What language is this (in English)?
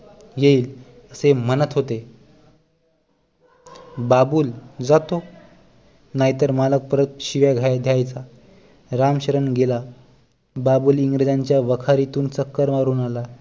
Marathi